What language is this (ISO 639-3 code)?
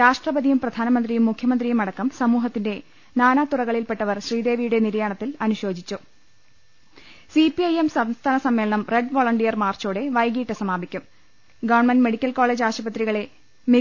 mal